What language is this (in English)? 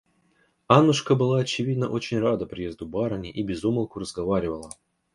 Russian